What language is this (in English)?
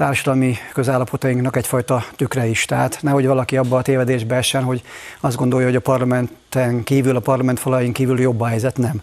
Hungarian